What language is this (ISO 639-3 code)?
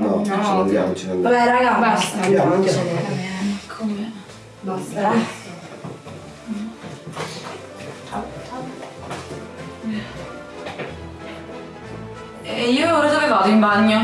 ita